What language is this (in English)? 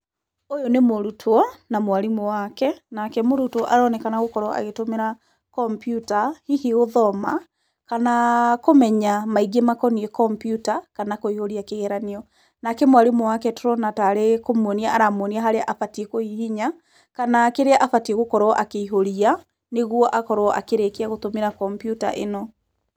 Kikuyu